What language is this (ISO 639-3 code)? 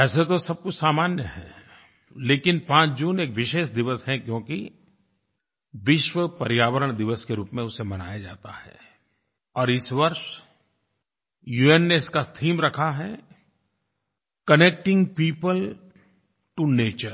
hin